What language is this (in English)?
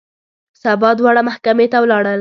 Pashto